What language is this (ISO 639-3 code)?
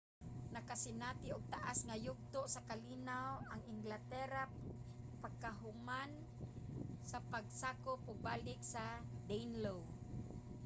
ceb